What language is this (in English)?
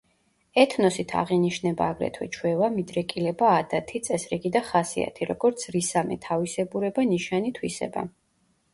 Georgian